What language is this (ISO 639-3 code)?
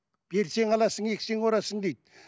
kaz